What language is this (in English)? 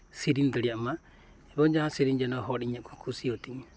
Santali